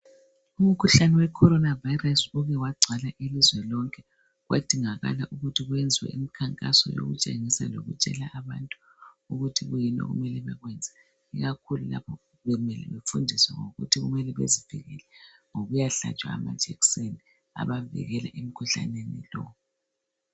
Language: North Ndebele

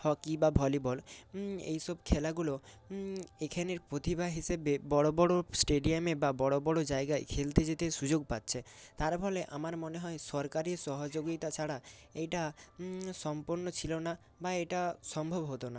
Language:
Bangla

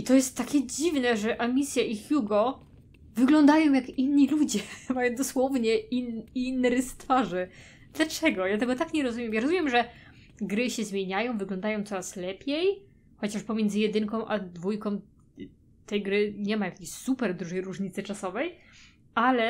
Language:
Polish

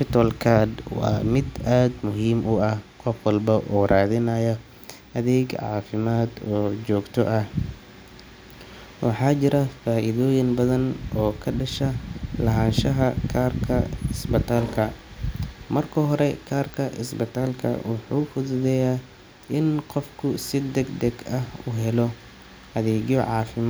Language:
Somali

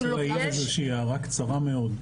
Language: Hebrew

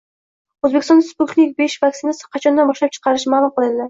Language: Uzbek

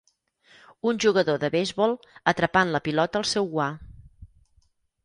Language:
Catalan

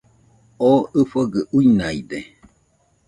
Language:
Nüpode Huitoto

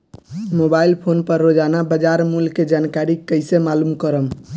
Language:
Bhojpuri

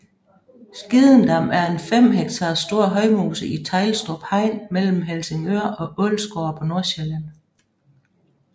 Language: Danish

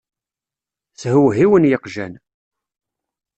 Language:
Kabyle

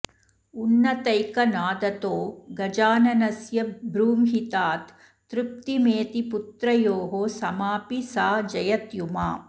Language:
Sanskrit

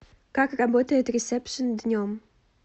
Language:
Russian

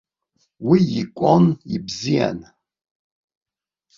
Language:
Abkhazian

